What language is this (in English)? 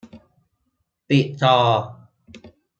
Thai